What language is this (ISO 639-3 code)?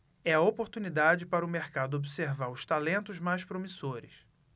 por